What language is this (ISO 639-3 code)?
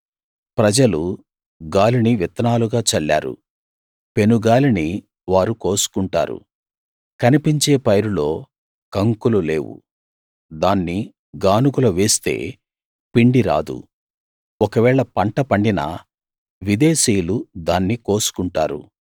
tel